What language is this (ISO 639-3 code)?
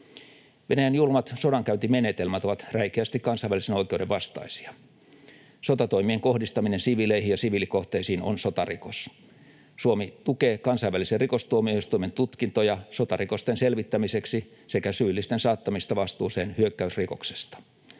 fin